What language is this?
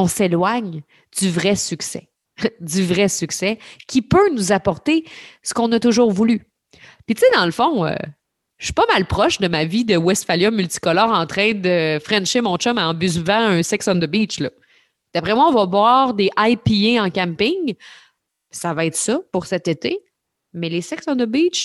French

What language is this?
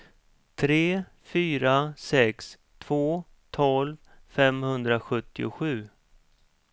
Swedish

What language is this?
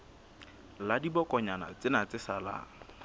Southern Sotho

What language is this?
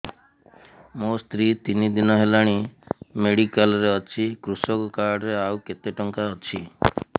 Odia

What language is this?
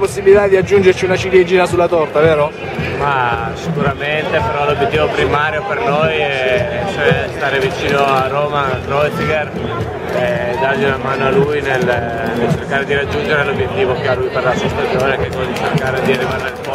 Italian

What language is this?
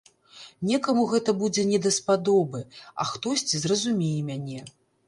Belarusian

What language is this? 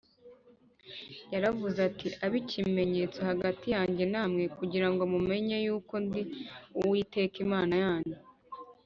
Kinyarwanda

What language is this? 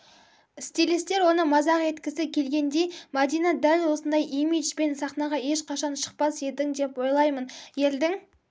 Kazakh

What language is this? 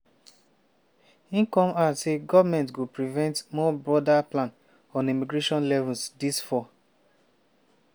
Nigerian Pidgin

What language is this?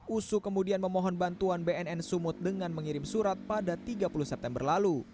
Indonesian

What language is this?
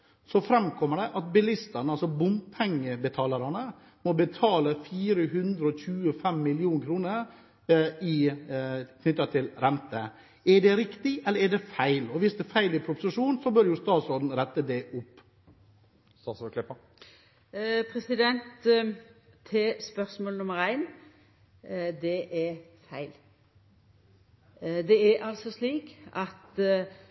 Norwegian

